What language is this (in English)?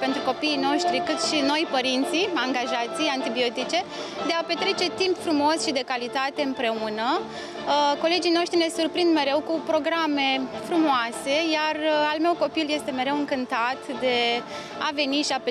Romanian